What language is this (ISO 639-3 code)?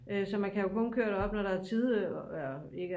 dan